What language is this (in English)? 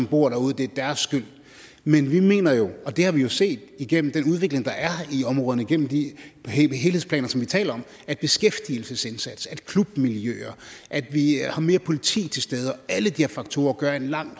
Danish